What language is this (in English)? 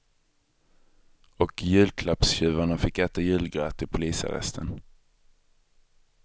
Swedish